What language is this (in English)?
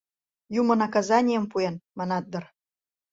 Mari